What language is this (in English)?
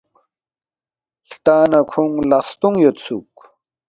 Balti